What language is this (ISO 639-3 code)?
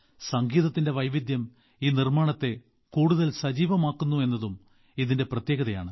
mal